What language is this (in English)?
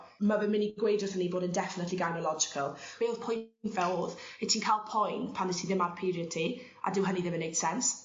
Welsh